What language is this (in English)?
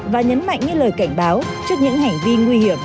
Vietnamese